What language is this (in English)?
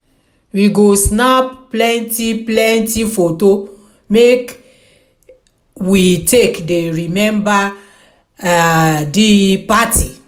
Nigerian Pidgin